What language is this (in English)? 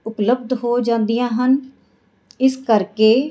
Punjabi